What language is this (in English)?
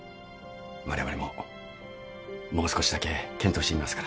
Japanese